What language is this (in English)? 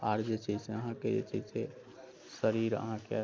Maithili